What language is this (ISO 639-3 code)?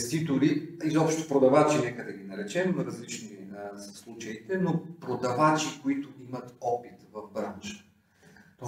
bul